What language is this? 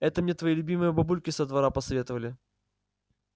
Russian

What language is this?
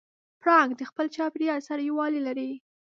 Pashto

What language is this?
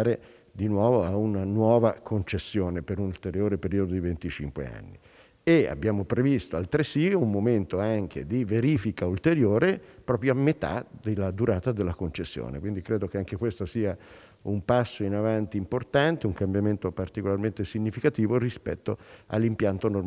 Italian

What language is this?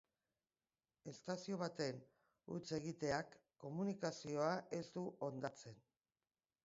Basque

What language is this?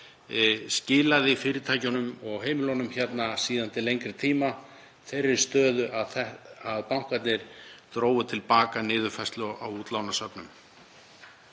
Icelandic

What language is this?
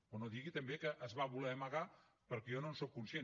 Catalan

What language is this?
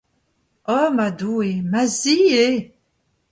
Breton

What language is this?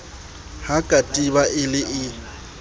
Southern Sotho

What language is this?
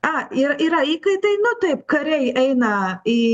Lithuanian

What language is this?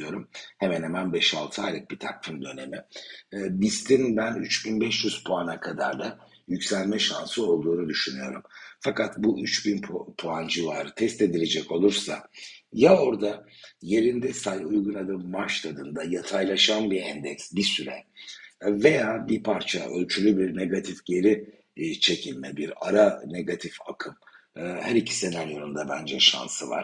Turkish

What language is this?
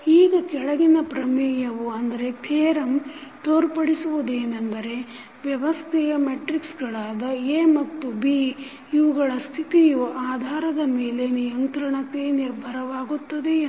Kannada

